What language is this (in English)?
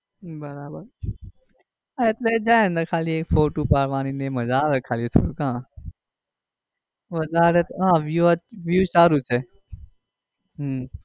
Gujarati